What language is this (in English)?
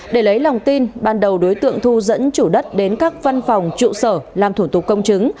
Vietnamese